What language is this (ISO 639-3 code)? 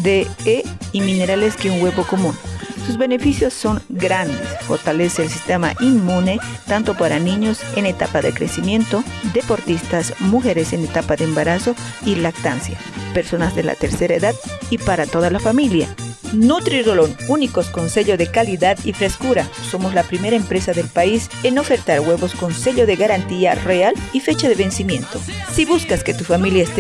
spa